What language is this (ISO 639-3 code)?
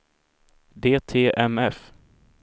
swe